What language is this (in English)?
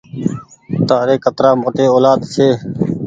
Goaria